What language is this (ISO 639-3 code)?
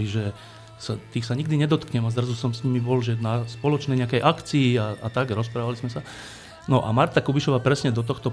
slk